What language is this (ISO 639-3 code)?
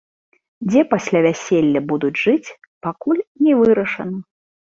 bel